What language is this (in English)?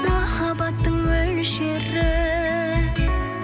Kazakh